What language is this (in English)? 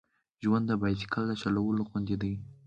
Pashto